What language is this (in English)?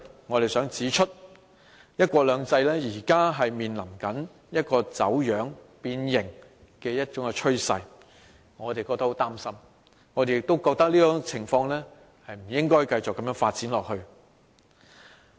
Cantonese